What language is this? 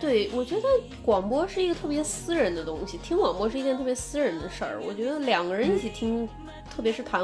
Chinese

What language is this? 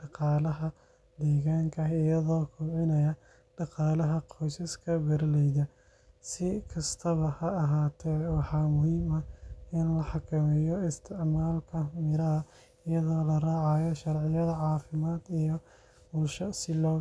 Somali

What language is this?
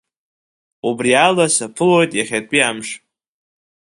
Abkhazian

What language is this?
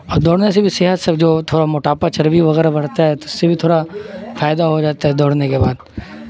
Urdu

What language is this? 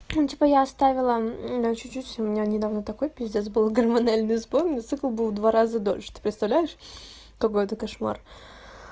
Russian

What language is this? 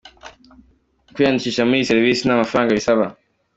Kinyarwanda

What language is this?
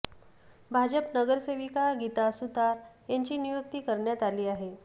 Marathi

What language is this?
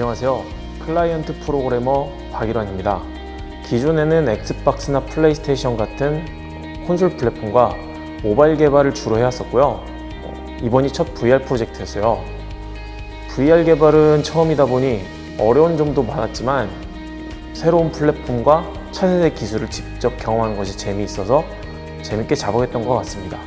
Korean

